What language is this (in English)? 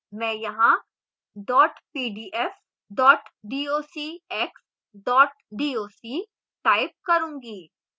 Hindi